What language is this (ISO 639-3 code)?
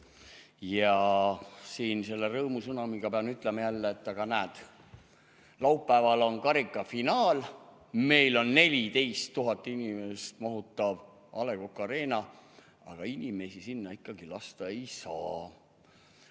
est